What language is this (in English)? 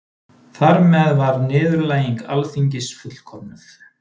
Icelandic